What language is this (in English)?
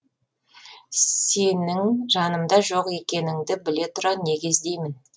Kazakh